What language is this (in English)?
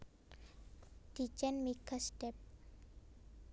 Javanese